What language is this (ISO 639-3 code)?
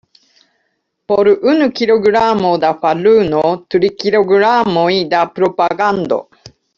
epo